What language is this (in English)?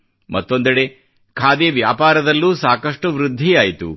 Kannada